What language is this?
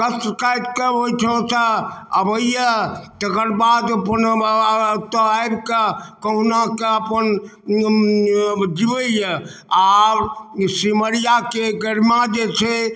Maithili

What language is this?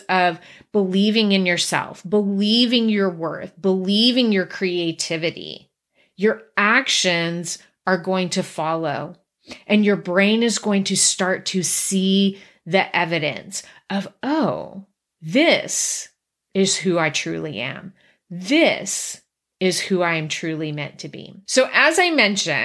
English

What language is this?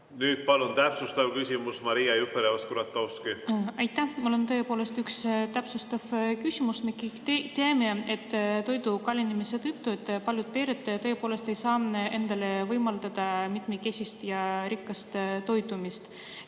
Estonian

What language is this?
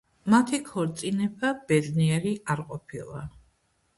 Georgian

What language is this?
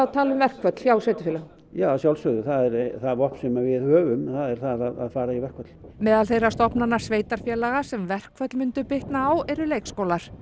Icelandic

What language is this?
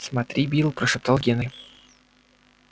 Russian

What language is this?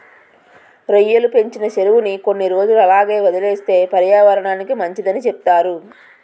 Telugu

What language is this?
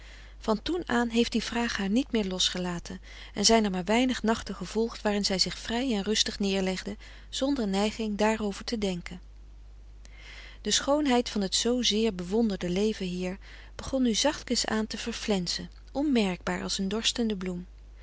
Dutch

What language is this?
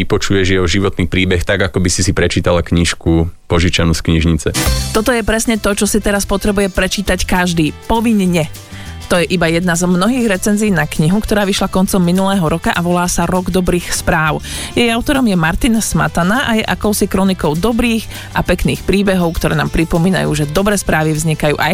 Slovak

